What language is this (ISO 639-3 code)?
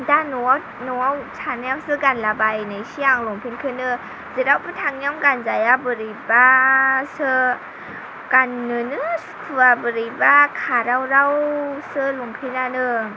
brx